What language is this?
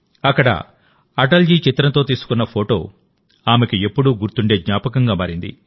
Telugu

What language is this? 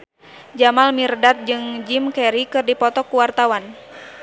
Sundanese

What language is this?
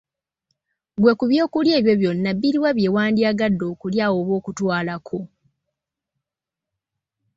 Ganda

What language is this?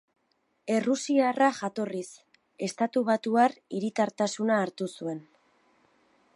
Basque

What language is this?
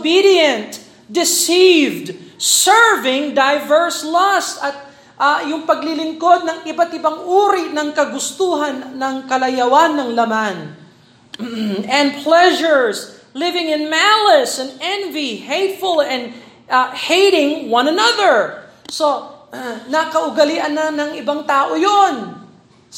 Filipino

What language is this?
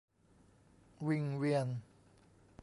Thai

